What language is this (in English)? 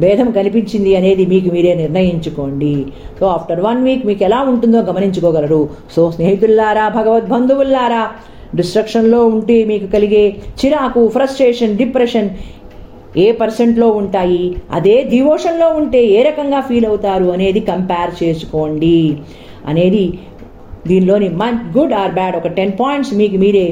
Telugu